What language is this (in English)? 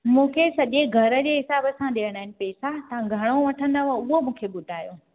Sindhi